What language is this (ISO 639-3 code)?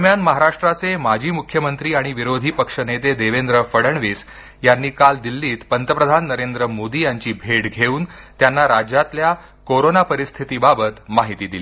mar